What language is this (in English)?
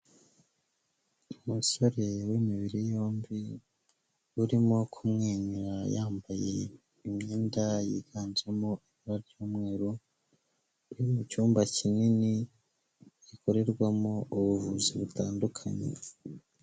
Kinyarwanda